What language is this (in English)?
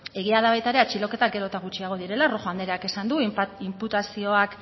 Basque